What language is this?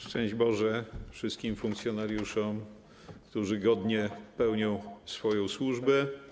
Polish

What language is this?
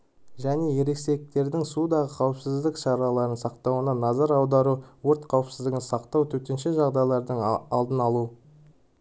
Kazakh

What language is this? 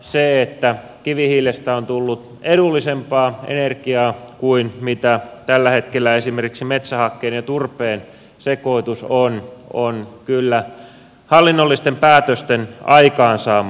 Finnish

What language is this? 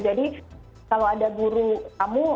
Indonesian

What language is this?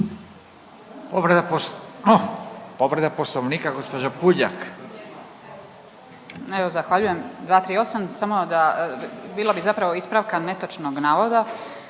Croatian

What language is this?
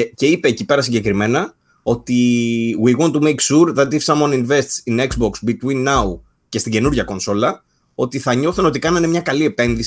Greek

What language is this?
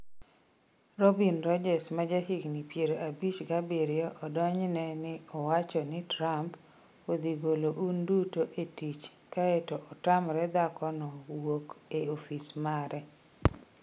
Luo (Kenya and Tanzania)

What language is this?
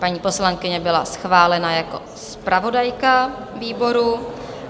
Czech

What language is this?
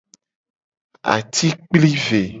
Gen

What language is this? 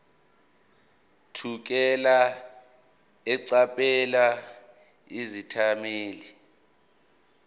Zulu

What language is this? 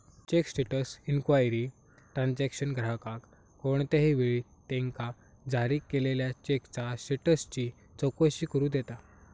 Marathi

